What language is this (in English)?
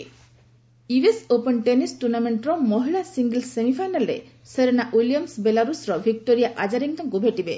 Odia